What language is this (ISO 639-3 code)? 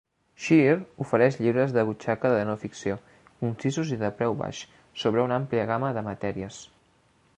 cat